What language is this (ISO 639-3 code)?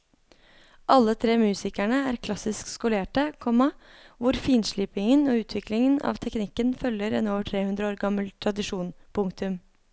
nor